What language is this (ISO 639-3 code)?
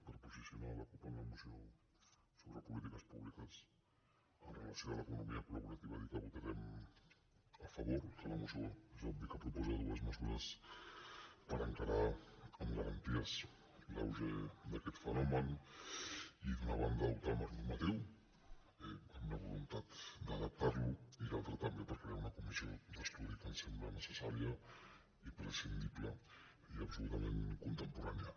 cat